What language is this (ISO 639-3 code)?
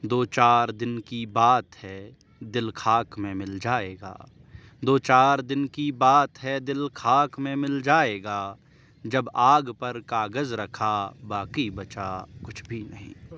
urd